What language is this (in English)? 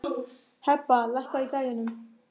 Icelandic